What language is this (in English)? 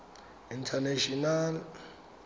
Tswana